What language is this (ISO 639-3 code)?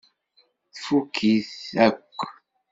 kab